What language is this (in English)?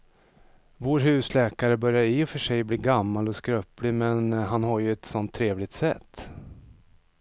Swedish